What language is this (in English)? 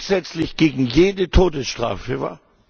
German